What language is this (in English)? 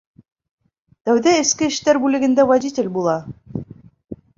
Bashkir